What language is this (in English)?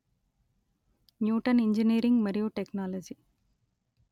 Telugu